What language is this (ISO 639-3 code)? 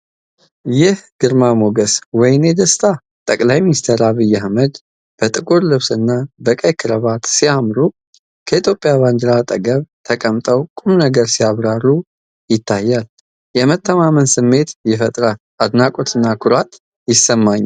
amh